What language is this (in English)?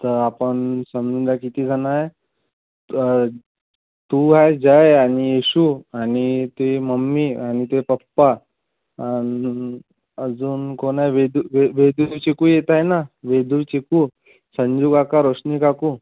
Marathi